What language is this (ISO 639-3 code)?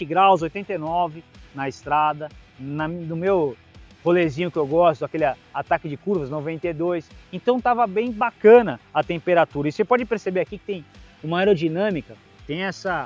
por